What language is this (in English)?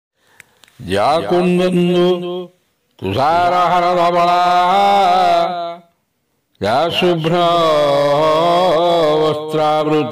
Romanian